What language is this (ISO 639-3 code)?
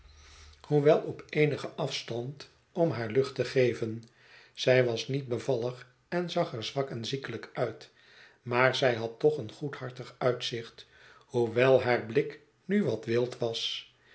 nld